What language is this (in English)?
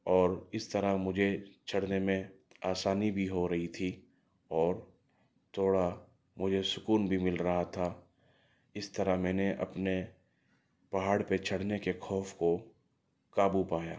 Urdu